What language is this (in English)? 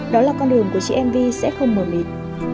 Vietnamese